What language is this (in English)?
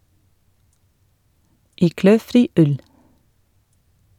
Norwegian